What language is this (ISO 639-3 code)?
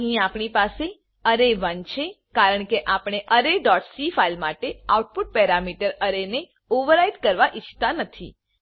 guj